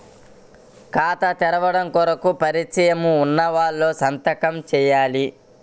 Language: Telugu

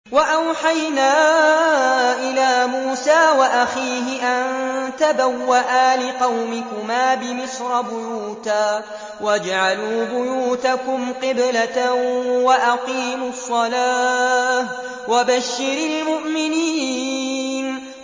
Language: Arabic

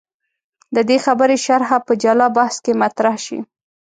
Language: Pashto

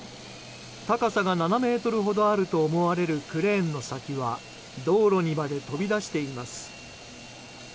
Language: Japanese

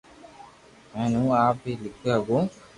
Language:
Loarki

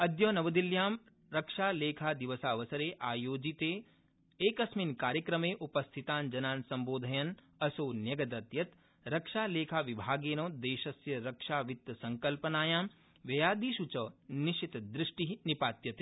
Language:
Sanskrit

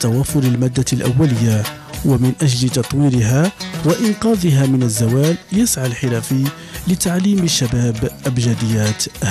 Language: Arabic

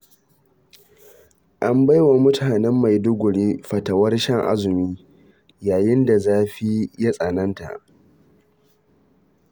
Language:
Hausa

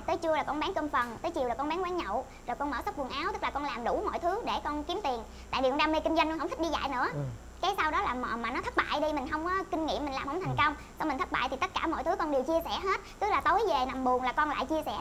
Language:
Vietnamese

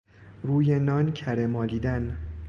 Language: Persian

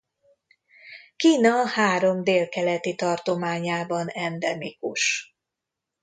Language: Hungarian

